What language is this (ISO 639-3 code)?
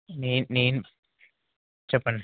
tel